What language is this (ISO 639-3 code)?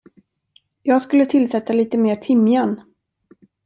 swe